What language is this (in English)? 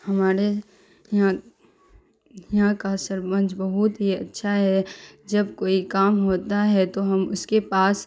Urdu